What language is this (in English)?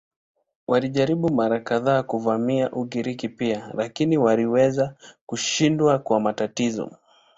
Swahili